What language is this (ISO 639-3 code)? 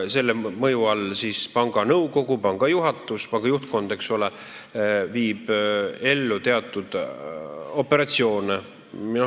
est